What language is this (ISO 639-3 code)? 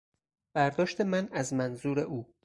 fas